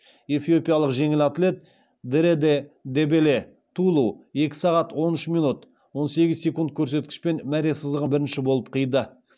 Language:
Kazakh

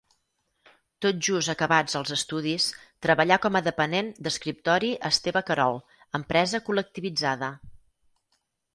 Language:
Catalan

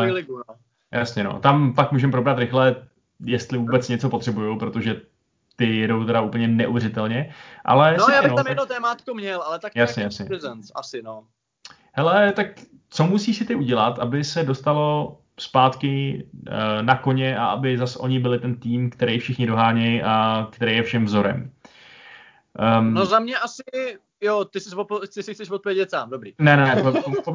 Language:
Czech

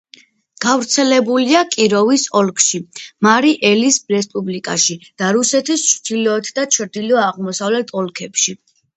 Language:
Georgian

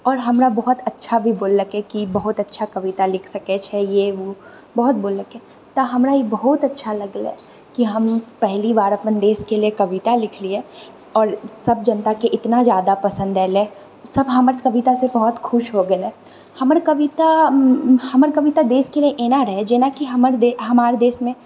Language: Maithili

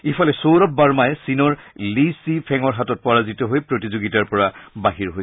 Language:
Assamese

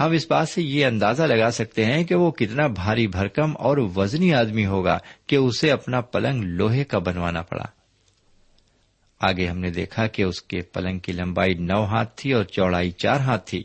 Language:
Urdu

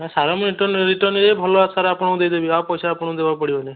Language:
Odia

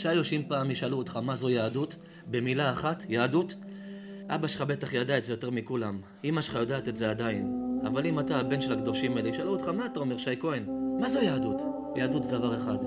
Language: Hebrew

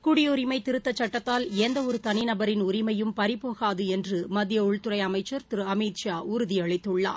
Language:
Tamil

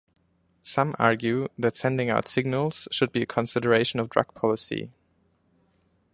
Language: English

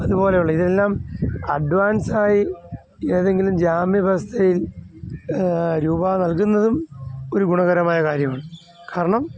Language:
Malayalam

